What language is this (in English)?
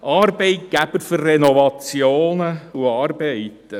Swiss German